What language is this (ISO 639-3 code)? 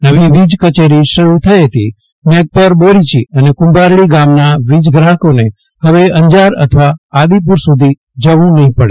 guj